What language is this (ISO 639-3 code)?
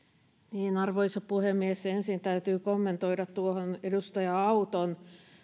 fin